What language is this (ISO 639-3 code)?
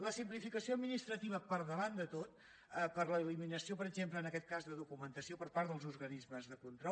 cat